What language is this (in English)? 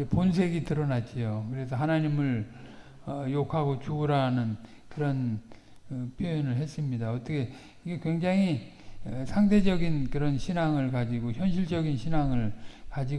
Korean